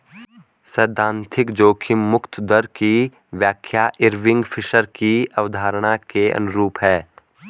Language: Hindi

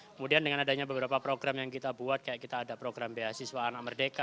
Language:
Indonesian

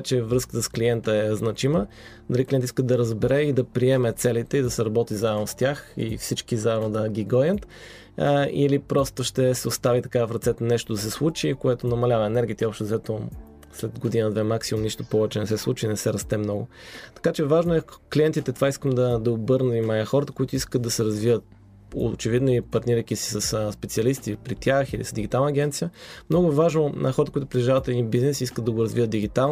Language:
Bulgarian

